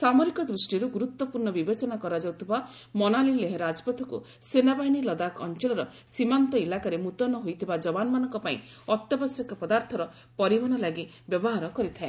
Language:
Odia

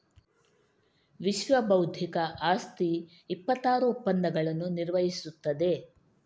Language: Kannada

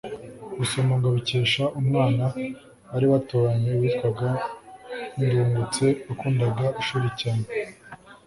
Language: Kinyarwanda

